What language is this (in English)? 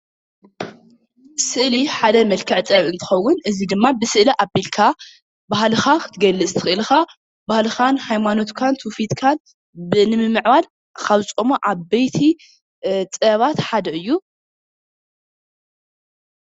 Tigrinya